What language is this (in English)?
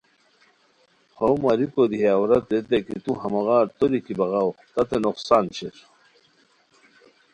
Khowar